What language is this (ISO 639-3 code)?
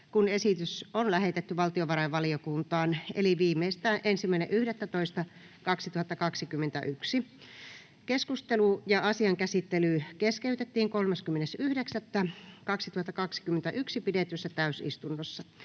fin